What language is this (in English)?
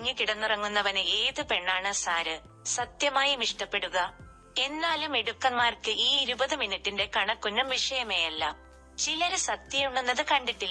Malayalam